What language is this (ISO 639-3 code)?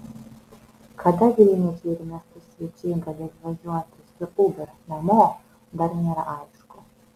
lit